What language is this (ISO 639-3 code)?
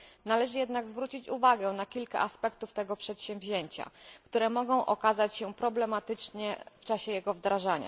pol